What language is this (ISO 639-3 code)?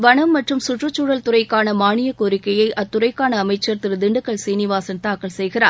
tam